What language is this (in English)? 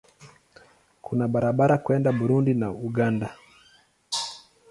Swahili